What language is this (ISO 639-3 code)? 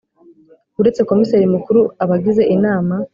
kin